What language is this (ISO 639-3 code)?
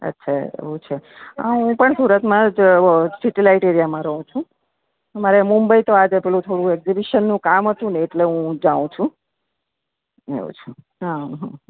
guj